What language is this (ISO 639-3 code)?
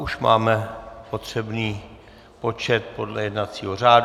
ces